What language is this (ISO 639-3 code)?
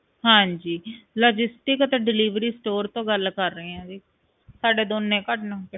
pan